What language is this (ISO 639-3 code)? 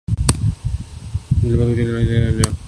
urd